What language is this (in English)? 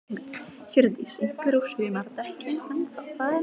Icelandic